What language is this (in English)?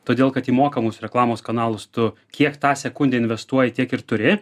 Lithuanian